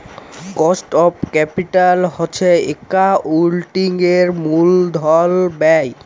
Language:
Bangla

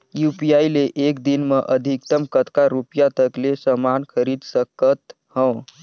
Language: Chhattisgarhi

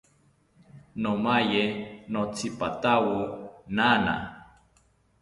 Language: South Ucayali Ashéninka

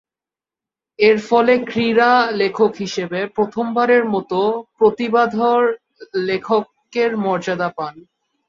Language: Bangla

